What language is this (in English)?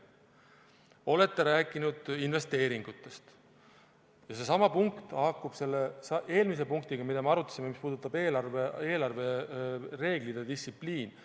Estonian